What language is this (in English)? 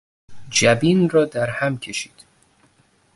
Persian